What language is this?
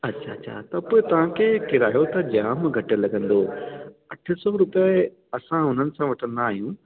Sindhi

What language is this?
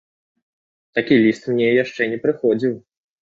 Belarusian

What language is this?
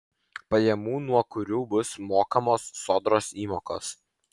Lithuanian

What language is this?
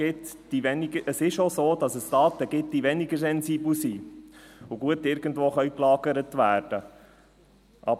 Swiss German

